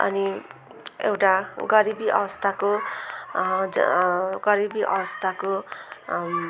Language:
Nepali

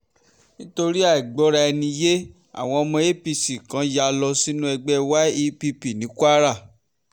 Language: Yoruba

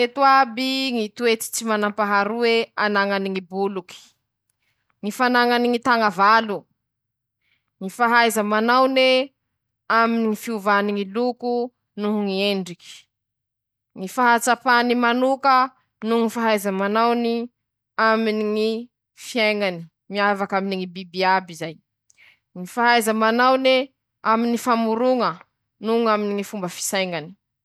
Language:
Masikoro Malagasy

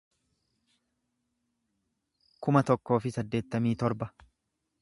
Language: Oromo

